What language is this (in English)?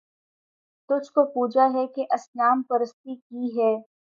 Urdu